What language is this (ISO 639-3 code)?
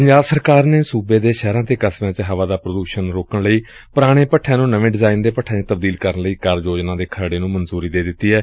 pan